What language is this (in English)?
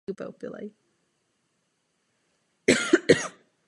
Czech